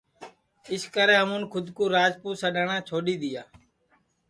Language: Sansi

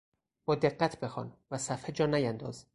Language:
Persian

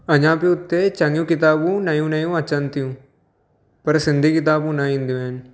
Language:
Sindhi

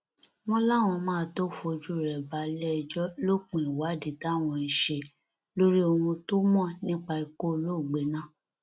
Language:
Yoruba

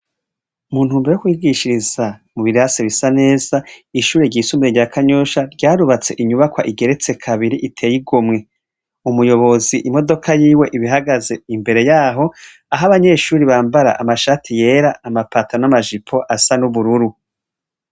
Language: Rundi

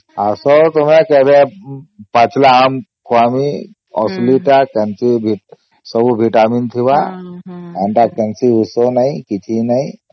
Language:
Odia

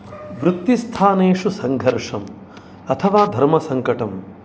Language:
Sanskrit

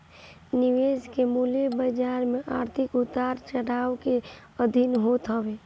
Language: Bhojpuri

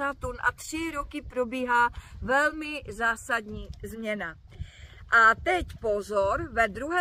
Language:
Czech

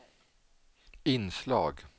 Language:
Swedish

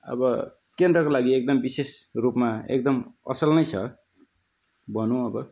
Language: Nepali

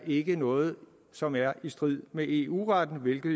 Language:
Danish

